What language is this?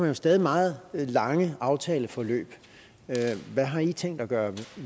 Danish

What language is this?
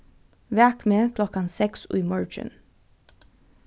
Faroese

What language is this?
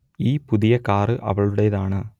Malayalam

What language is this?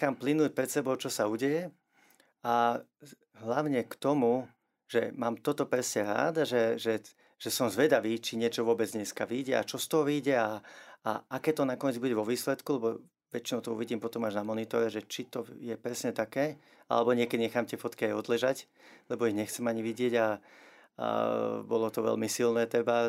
Slovak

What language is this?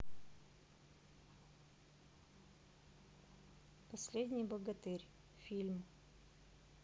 Russian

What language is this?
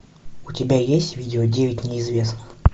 Russian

